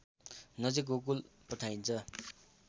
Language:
Nepali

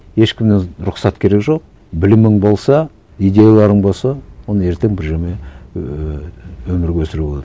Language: Kazakh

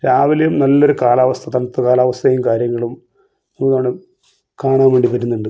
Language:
Malayalam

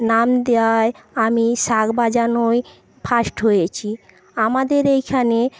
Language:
Bangla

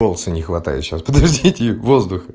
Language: Russian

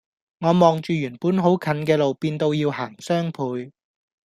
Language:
Cantonese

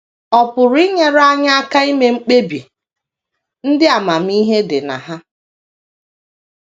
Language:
Igbo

